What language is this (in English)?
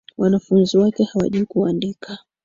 Swahili